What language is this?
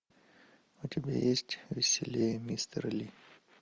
Russian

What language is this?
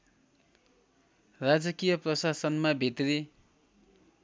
Nepali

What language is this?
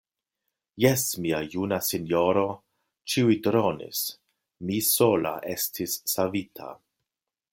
Esperanto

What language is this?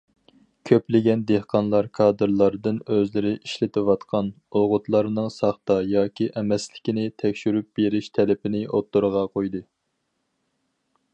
Uyghur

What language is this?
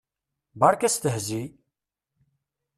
Kabyle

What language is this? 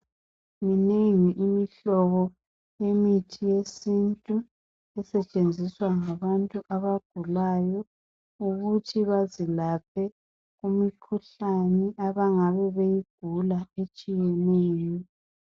North Ndebele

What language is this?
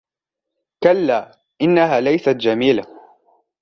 Arabic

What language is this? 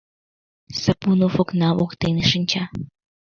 Mari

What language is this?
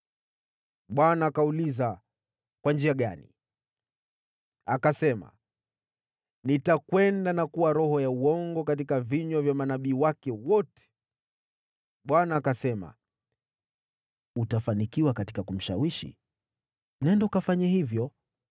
Swahili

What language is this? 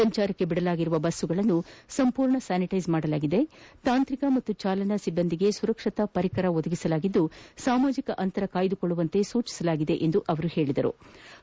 Kannada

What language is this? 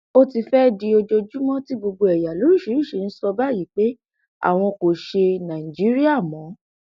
Yoruba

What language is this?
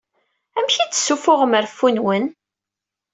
Kabyle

